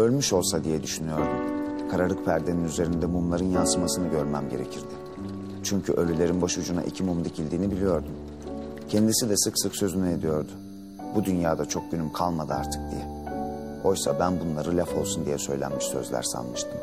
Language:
Turkish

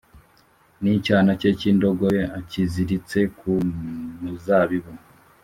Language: Kinyarwanda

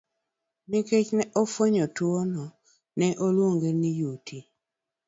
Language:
Luo (Kenya and Tanzania)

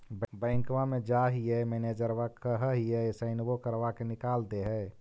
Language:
Magahi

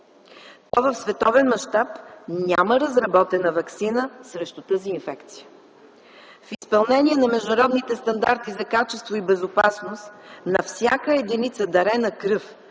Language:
Bulgarian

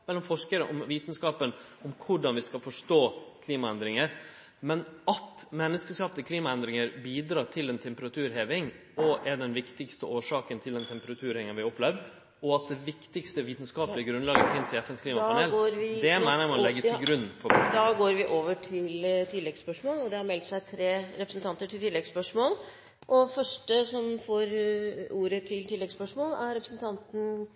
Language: Norwegian Nynorsk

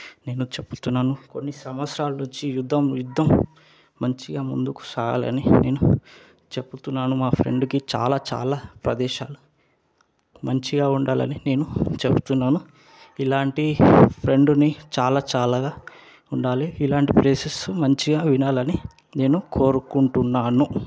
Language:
Telugu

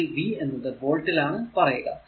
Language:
Malayalam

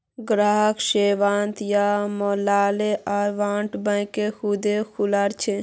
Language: Magahi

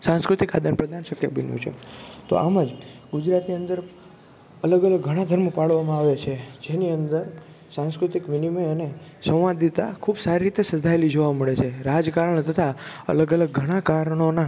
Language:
Gujarati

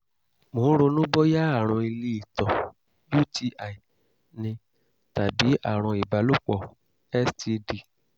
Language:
Yoruba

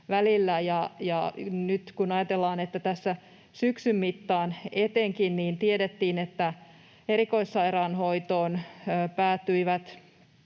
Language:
Finnish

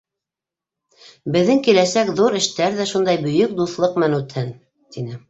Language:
Bashkir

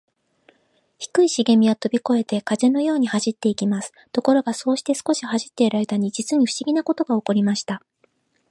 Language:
Japanese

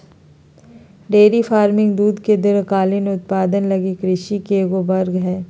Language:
Magahi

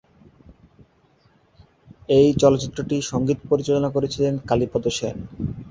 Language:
Bangla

